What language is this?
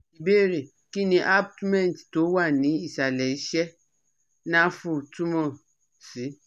Yoruba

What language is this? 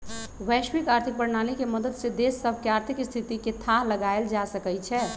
Magahi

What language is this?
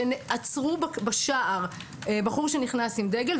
Hebrew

